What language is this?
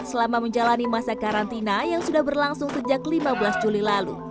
Indonesian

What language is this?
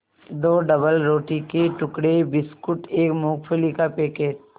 Hindi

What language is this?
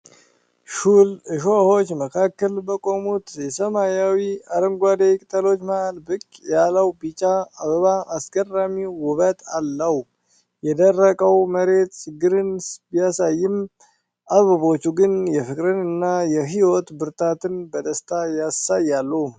Amharic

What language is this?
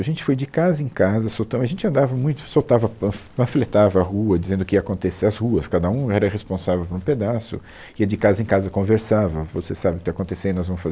Portuguese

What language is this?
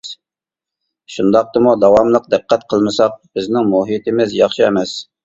Uyghur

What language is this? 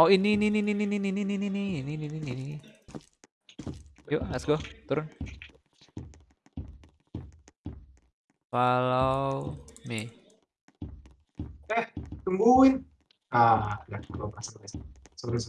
Indonesian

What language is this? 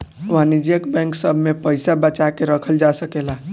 Bhojpuri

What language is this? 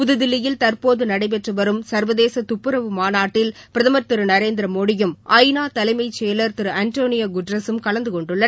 Tamil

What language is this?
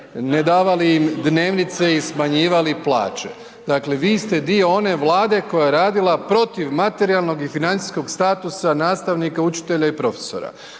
Croatian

